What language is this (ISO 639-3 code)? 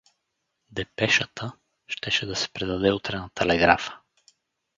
bul